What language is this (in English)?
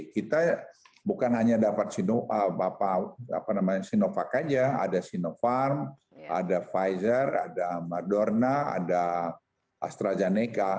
Indonesian